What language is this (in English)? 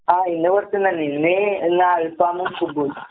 Malayalam